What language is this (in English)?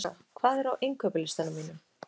Icelandic